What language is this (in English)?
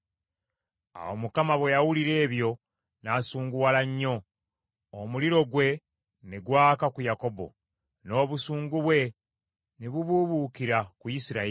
Ganda